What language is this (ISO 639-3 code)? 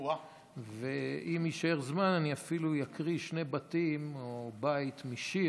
heb